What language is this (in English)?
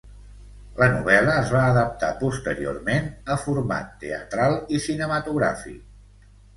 Catalan